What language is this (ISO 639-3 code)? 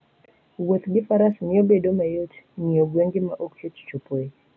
luo